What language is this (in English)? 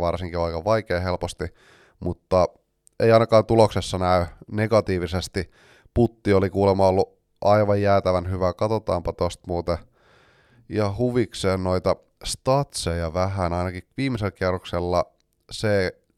Finnish